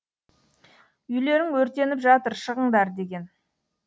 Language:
Kazakh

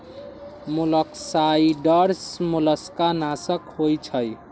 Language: Magahi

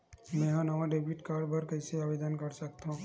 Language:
Chhattisgarhi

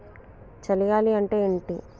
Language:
Telugu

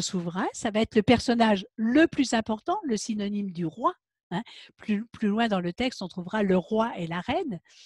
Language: French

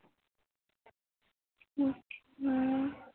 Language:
Punjabi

